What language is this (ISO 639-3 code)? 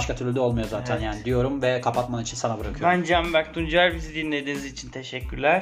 tur